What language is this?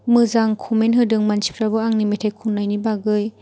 Bodo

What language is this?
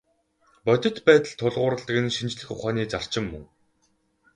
Mongolian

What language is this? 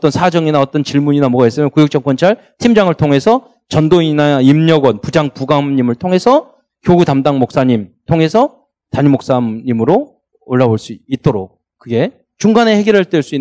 Korean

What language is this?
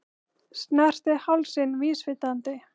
Icelandic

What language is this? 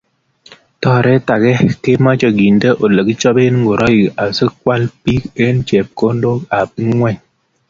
Kalenjin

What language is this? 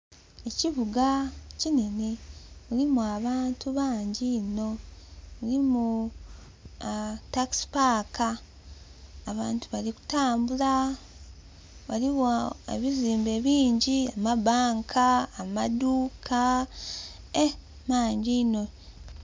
Soga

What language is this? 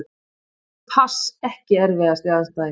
Icelandic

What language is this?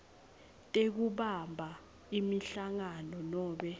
Swati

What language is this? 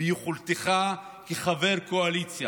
Hebrew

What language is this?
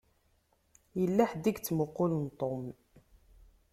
Kabyle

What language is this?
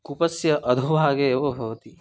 Sanskrit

